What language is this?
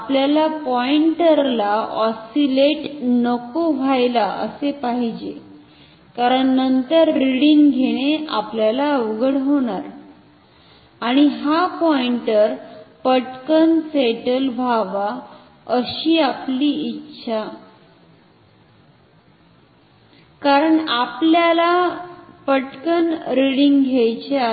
Marathi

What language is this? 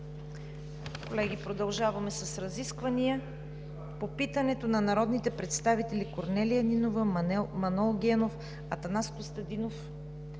Bulgarian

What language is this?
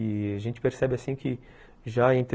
Portuguese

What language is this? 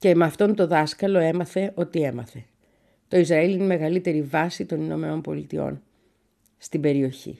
Greek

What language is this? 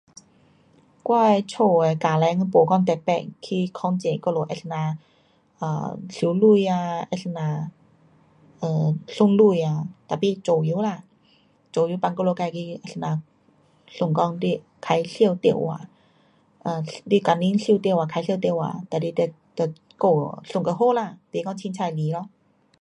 Pu-Xian Chinese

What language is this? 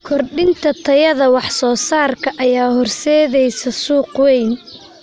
Somali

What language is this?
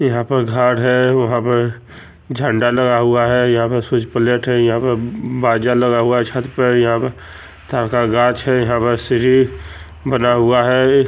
Magahi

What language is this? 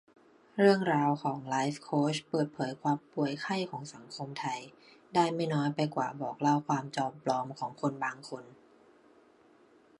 Thai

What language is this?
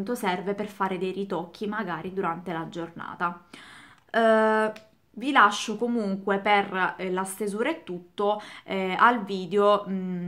Italian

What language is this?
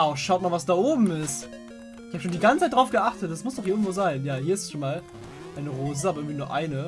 German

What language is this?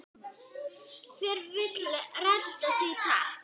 Icelandic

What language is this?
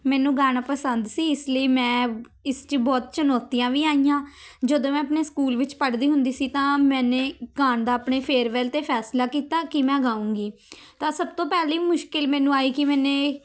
Punjabi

